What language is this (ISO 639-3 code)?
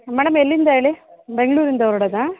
kan